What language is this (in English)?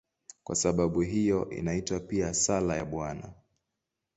Swahili